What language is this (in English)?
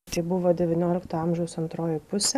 Lithuanian